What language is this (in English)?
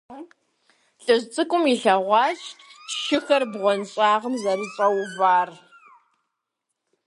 Kabardian